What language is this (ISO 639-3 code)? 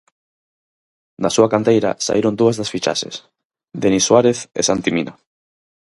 glg